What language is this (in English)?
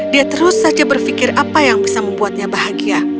Indonesian